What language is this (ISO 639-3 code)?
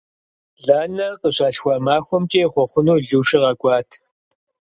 kbd